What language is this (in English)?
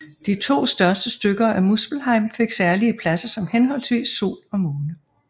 Danish